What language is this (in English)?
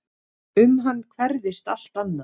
Icelandic